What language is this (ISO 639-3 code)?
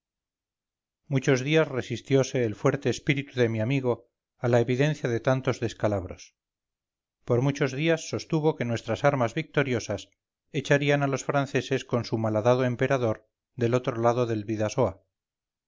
spa